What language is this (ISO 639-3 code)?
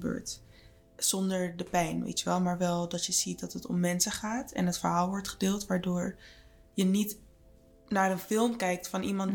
nld